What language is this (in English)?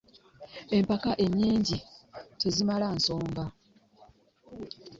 Ganda